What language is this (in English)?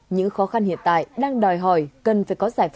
Vietnamese